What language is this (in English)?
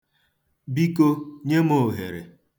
Igbo